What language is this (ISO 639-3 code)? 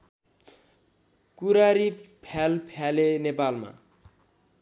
nep